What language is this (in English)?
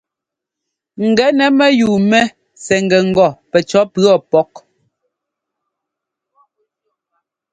Ngomba